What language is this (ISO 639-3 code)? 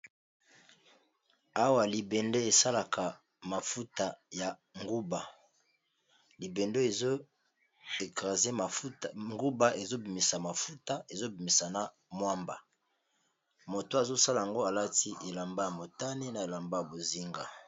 lin